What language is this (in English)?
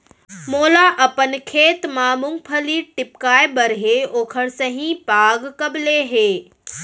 Chhattisgarhi